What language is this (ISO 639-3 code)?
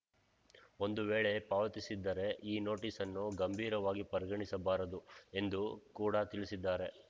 kan